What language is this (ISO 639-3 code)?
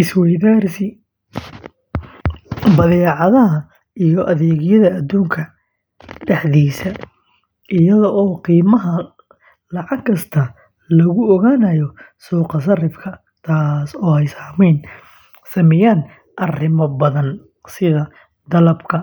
som